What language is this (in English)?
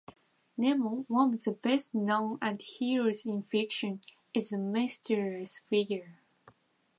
English